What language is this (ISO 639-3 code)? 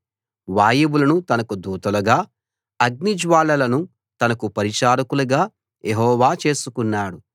tel